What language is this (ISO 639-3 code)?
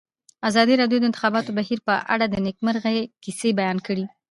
pus